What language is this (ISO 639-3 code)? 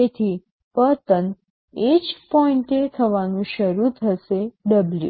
guj